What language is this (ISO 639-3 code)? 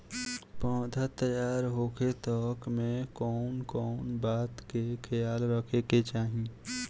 bho